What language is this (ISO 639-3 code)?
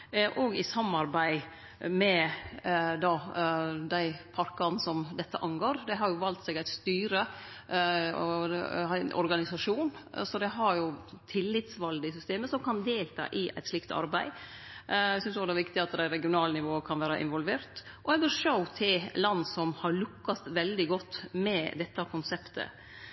nno